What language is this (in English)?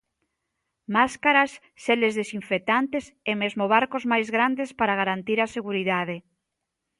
Galician